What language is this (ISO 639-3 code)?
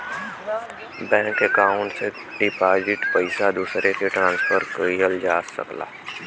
bho